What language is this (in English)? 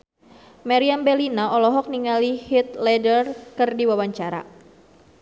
Sundanese